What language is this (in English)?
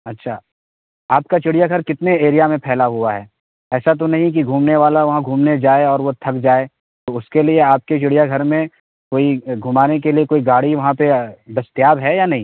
Urdu